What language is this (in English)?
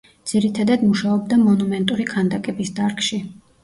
Georgian